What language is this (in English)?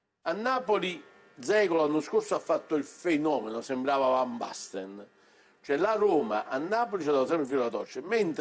Italian